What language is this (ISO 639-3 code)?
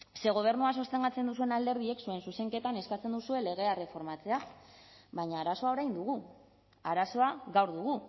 eus